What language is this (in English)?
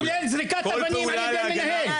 Hebrew